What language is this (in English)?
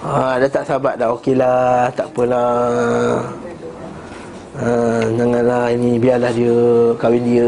Malay